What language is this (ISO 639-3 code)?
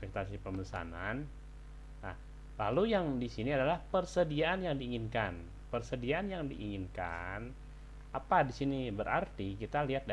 ind